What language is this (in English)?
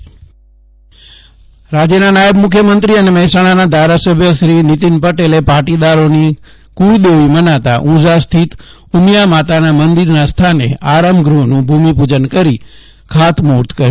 Gujarati